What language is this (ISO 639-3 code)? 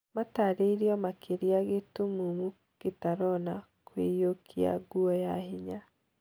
kik